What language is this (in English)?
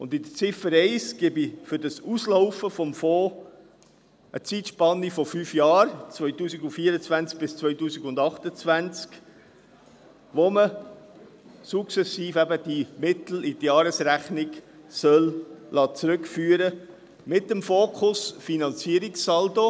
Swiss German